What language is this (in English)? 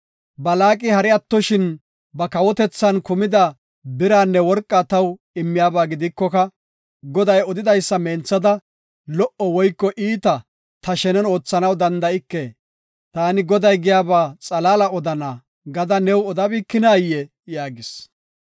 Gofa